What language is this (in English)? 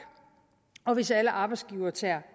Danish